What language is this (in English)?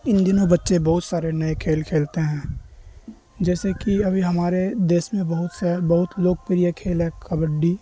Urdu